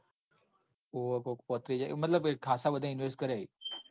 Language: Gujarati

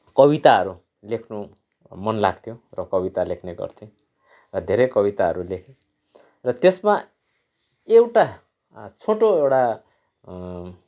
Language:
Nepali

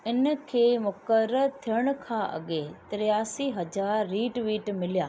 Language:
Sindhi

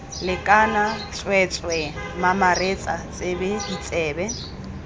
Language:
Tswana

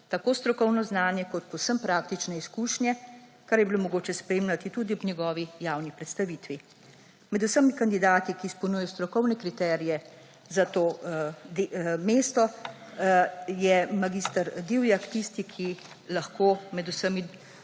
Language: Slovenian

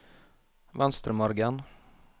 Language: Norwegian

